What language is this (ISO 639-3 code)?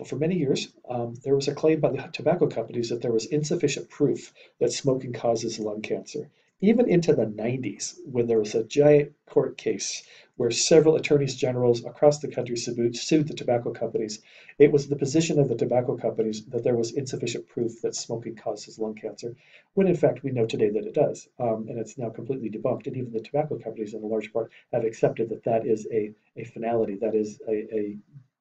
eng